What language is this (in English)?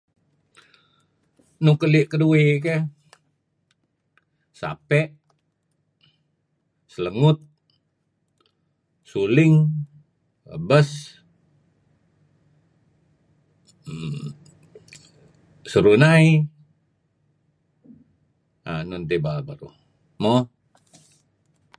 Kelabit